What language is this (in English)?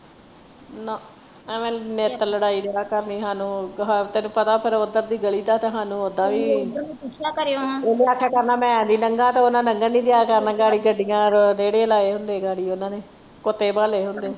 Punjabi